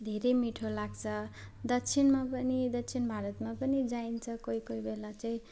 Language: Nepali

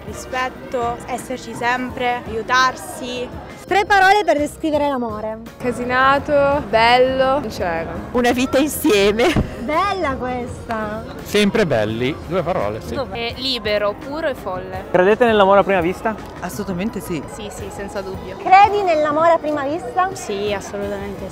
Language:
Italian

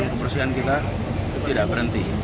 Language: Indonesian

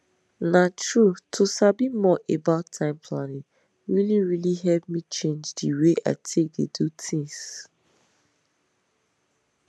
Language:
Nigerian Pidgin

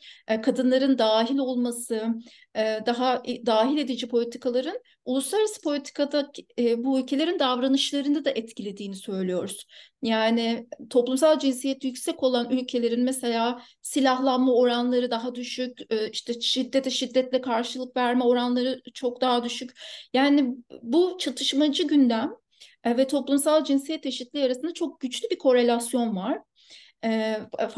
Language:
Turkish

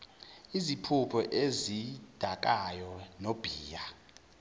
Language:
Zulu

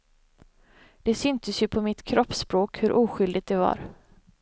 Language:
Swedish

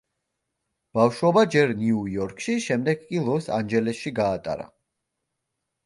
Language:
Georgian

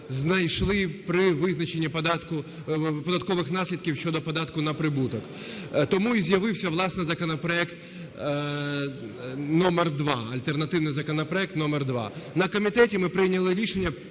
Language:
Ukrainian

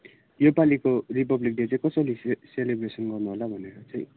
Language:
Nepali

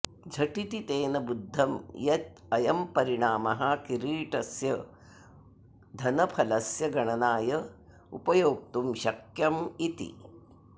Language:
Sanskrit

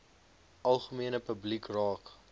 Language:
Afrikaans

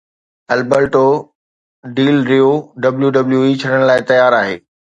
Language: Sindhi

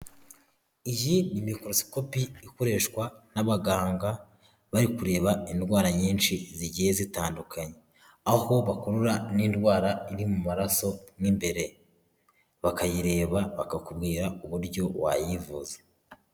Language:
Kinyarwanda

